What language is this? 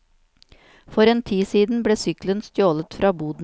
Norwegian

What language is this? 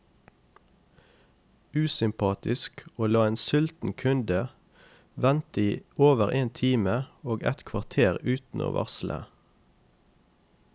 Norwegian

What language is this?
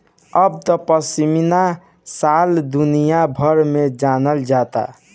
Bhojpuri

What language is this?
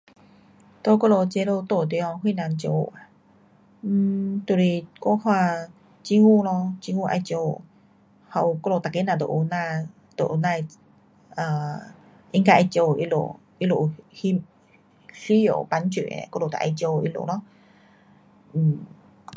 Pu-Xian Chinese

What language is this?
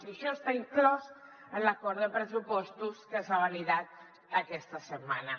Catalan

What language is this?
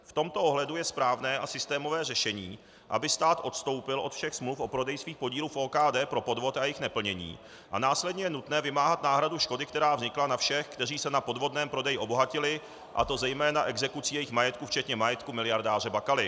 Czech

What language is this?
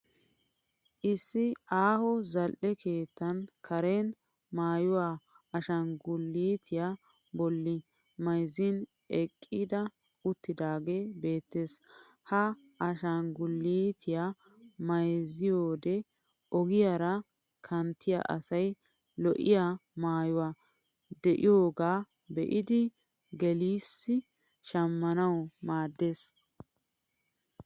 Wolaytta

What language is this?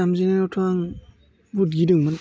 Bodo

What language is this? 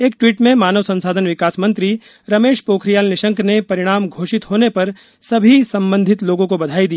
Hindi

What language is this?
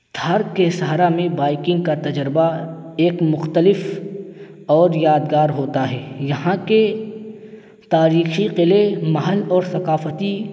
Urdu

